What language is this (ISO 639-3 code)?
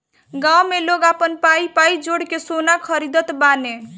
bho